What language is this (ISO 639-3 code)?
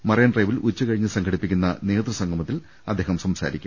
mal